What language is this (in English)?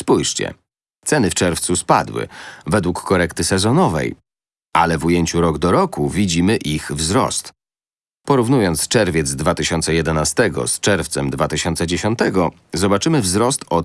Polish